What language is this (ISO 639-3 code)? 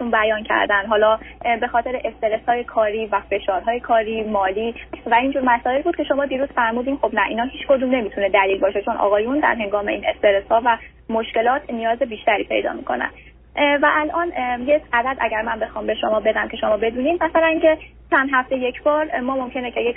fas